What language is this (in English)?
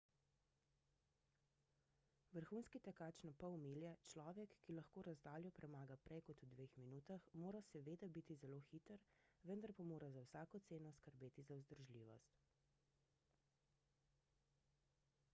Slovenian